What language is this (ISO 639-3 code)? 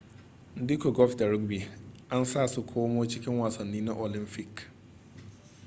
hau